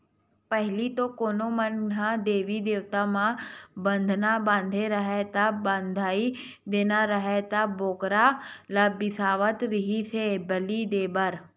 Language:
Chhattisgarhi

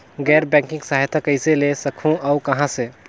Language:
Chhattisgarhi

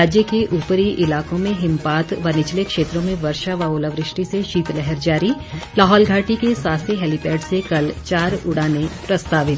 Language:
Hindi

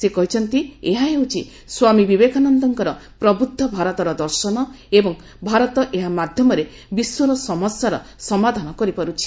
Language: Odia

